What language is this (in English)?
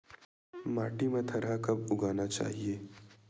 Chhattisgarhi